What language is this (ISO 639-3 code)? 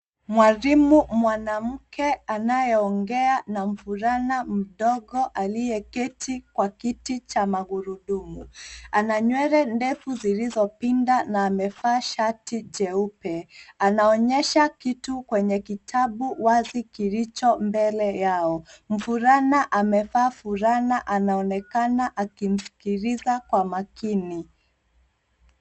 swa